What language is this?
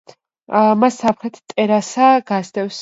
Georgian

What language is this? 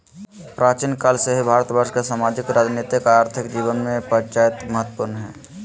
Magahi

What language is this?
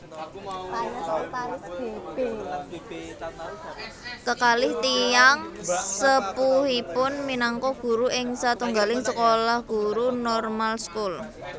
Javanese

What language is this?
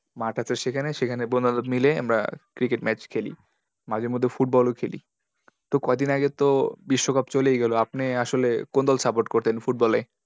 Bangla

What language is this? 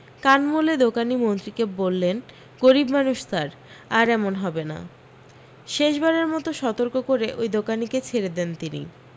Bangla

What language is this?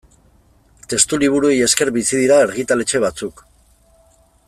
Basque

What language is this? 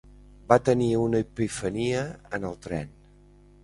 Catalan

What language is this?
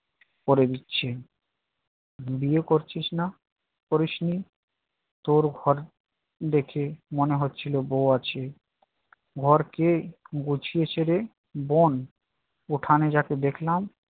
Bangla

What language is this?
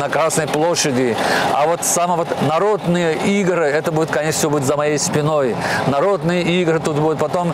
Russian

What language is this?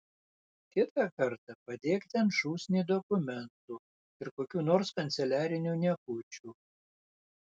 Lithuanian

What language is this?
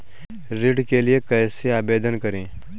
Hindi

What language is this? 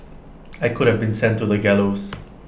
English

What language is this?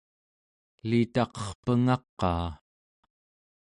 Central Yupik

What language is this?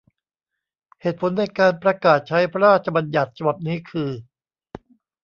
Thai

